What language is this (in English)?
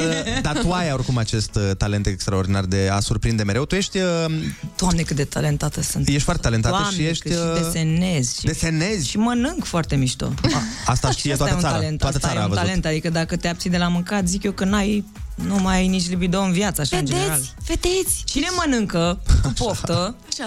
Romanian